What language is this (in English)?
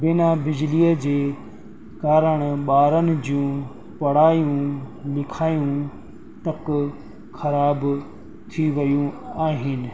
Sindhi